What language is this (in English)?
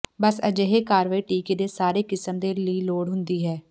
Punjabi